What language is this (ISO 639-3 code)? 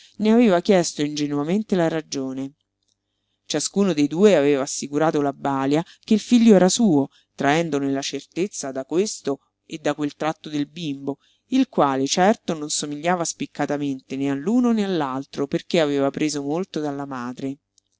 ita